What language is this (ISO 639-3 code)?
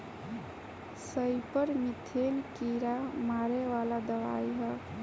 bho